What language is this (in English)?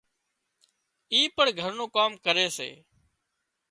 Wadiyara Koli